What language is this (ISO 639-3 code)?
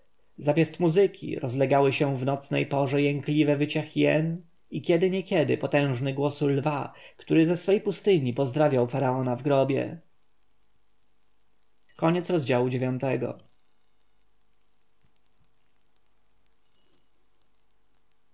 pol